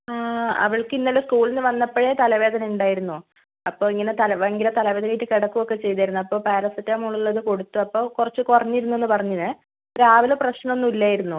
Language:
Malayalam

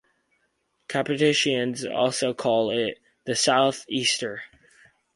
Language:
English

